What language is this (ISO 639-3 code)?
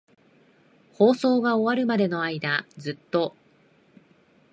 jpn